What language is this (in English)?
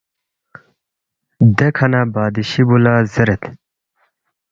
Balti